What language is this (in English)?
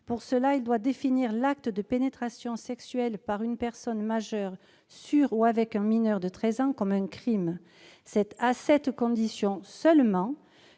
French